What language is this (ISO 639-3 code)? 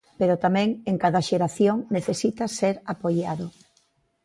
glg